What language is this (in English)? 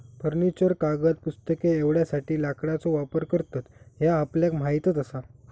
Marathi